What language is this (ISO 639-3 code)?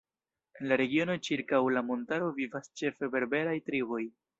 epo